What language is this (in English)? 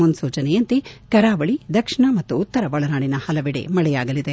Kannada